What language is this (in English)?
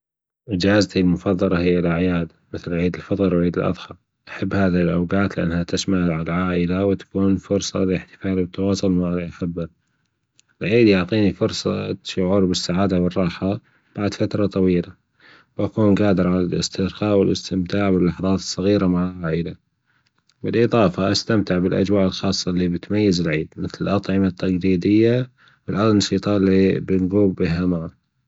Gulf Arabic